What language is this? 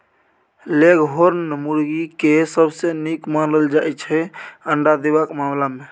Maithili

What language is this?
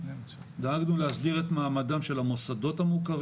Hebrew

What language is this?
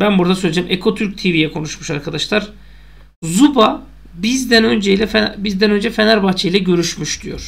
Turkish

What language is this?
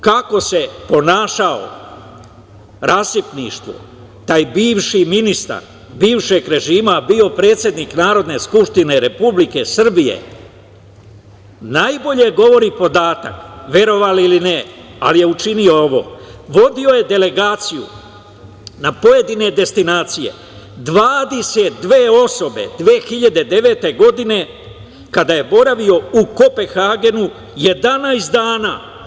Serbian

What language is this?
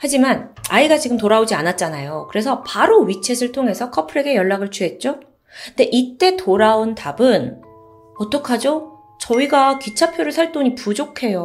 Korean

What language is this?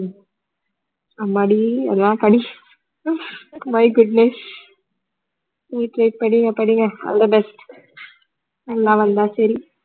Tamil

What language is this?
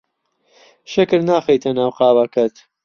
Central Kurdish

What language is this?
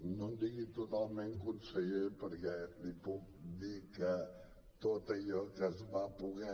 Catalan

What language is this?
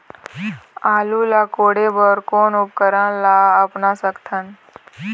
Chhattisgarhi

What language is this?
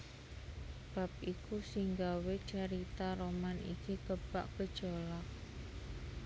Javanese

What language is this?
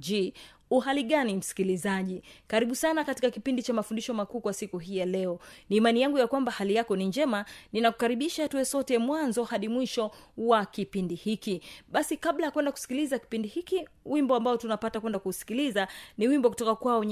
Swahili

